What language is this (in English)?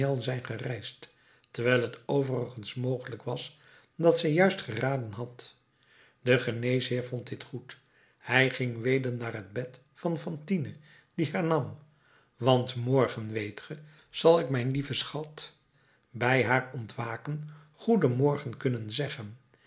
Dutch